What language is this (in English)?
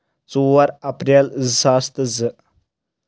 Kashmiri